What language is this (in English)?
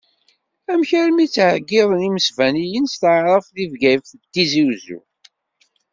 Kabyle